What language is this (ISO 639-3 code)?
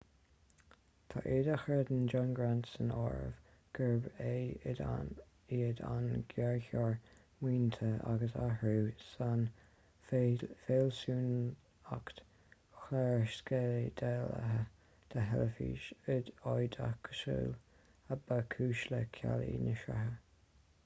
gle